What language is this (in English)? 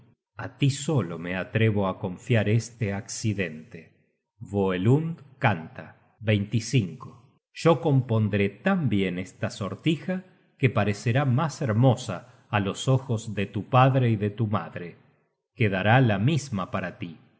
Spanish